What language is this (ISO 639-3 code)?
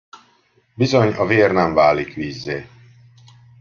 hun